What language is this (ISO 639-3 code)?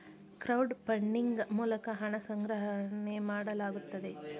kan